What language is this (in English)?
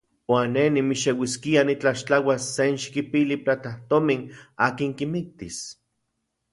Central Puebla Nahuatl